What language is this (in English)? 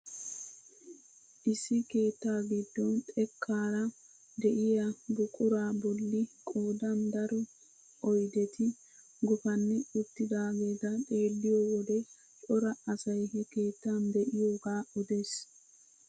Wolaytta